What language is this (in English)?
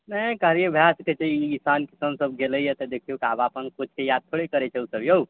Maithili